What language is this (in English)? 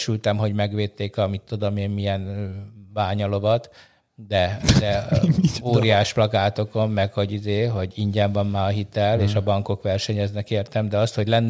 Hungarian